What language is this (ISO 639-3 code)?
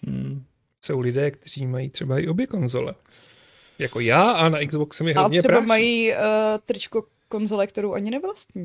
ces